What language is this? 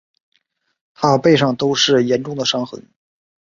Chinese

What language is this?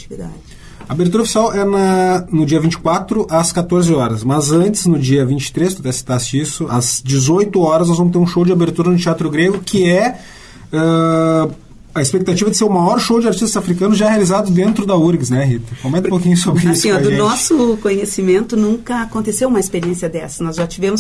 Portuguese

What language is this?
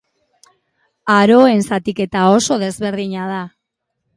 Basque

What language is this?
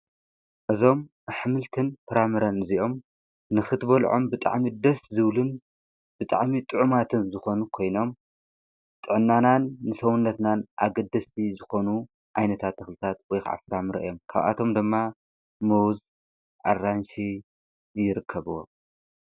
Tigrinya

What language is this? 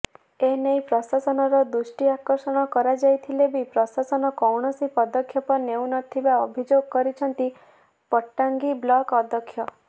Odia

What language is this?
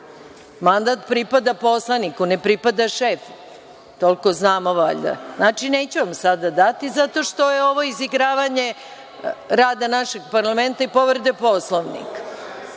Serbian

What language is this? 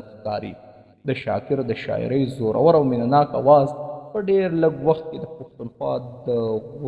Arabic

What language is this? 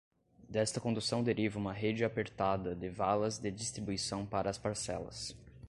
Portuguese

